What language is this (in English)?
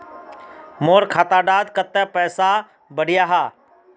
Magahi